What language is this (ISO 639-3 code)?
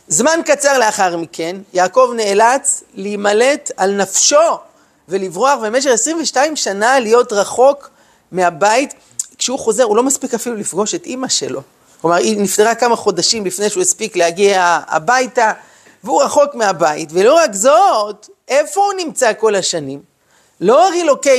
heb